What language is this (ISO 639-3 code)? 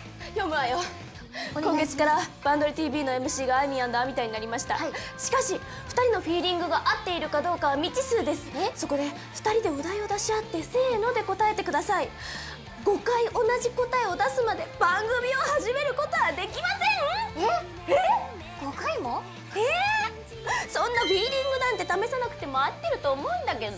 jpn